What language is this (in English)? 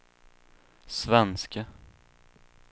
Swedish